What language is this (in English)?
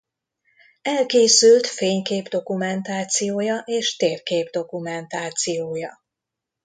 Hungarian